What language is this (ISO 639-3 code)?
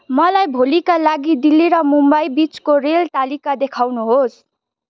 nep